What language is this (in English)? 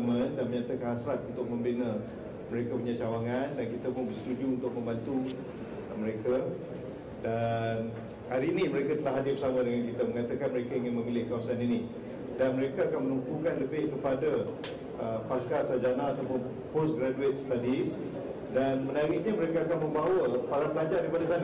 Malay